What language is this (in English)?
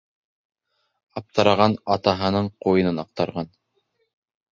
Bashkir